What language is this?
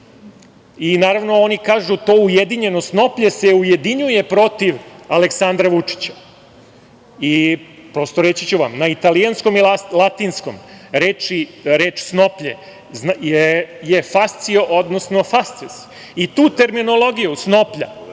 Serbian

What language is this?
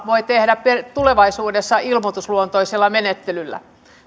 Finnish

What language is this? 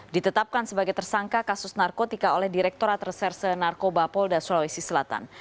Indonesian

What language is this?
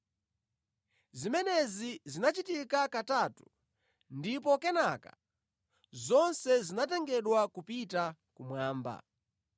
Nyanja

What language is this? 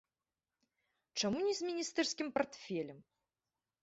Belarusian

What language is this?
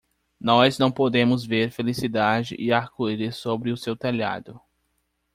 Portuguese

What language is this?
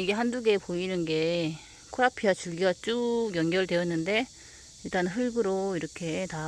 Korean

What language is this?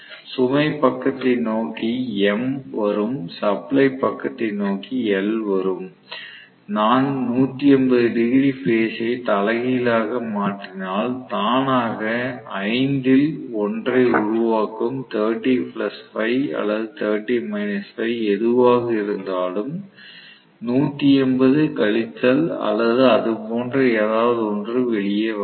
Tamil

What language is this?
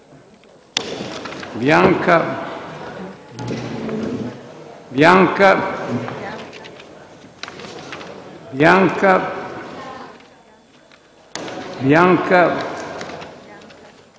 Italian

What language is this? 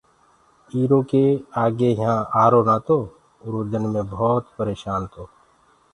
Gurgula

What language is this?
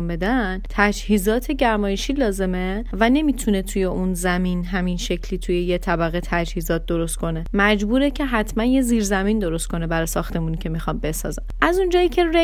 Persian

